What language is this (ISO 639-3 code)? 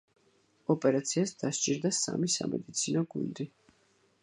kat